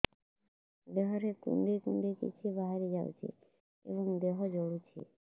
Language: Odia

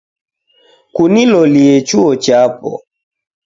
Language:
Taita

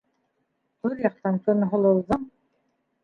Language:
Bashkir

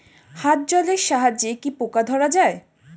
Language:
Bangla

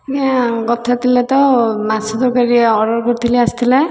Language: Odia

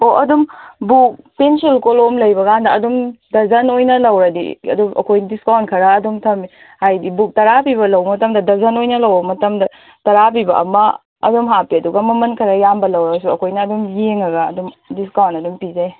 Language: Manipuri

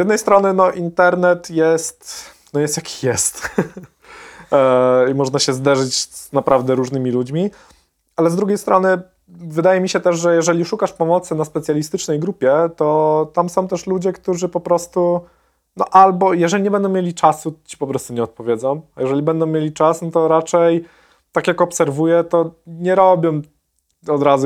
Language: Polish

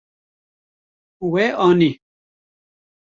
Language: Kurdish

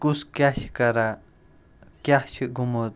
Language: Kashmiri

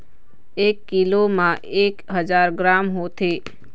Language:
Chhattisgarhi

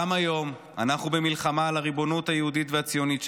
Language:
Hebrew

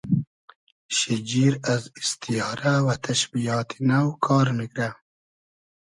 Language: Hazaragi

